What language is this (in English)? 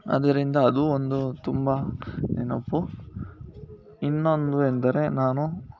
Kannada